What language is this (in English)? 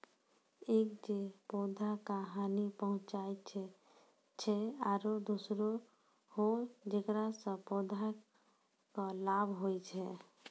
Maithili